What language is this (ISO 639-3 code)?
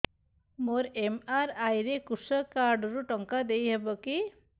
ori